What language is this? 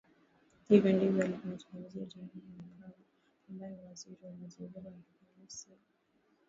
Swahili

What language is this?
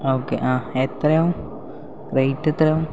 Malayalam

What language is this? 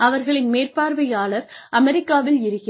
Tamil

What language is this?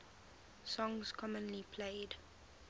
English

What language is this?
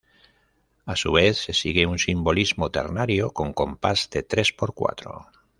Spanish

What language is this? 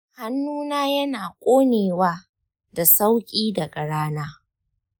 Hausa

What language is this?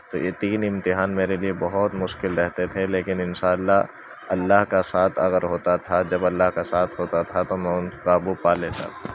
Urdu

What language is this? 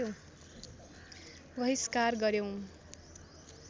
Nepali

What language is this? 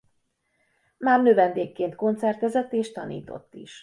Hungarian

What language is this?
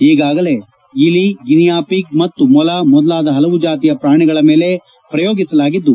Kannada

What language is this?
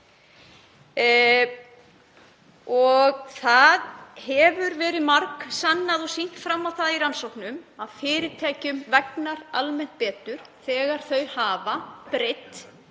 Icelandic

